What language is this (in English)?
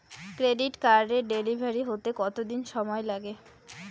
Bangla